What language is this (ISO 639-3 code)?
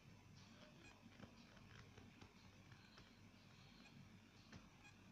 nld